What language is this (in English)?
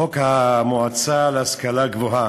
Hebrew